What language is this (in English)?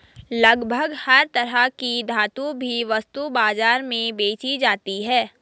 Hindi